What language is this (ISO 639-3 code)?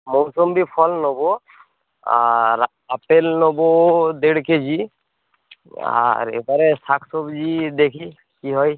ben